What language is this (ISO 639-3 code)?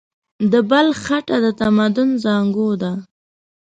pus